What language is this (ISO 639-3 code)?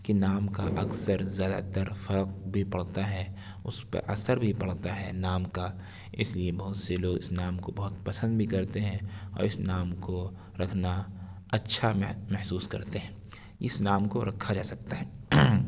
urd